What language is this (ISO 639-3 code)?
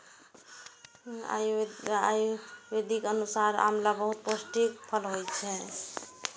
mai